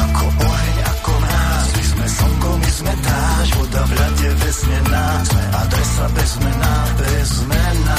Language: Slovak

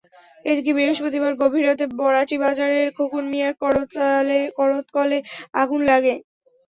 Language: Bangla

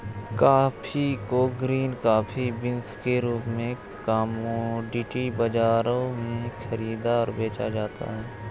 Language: Hindi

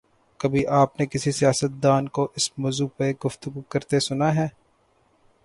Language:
Urdu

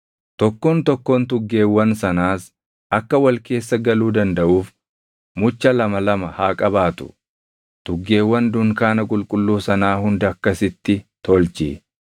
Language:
Oromo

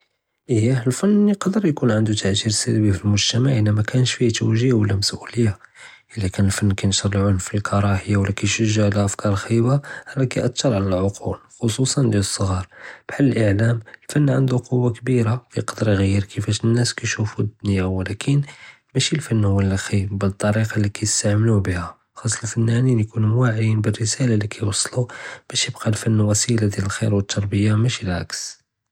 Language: Judeo-Arabic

